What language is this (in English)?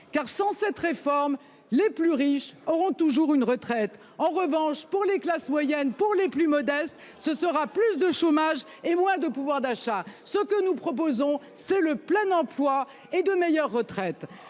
French